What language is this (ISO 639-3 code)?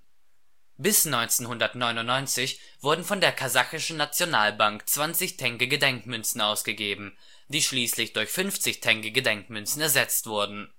deu